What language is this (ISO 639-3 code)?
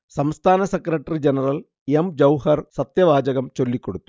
mal